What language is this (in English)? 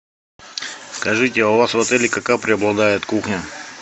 Russian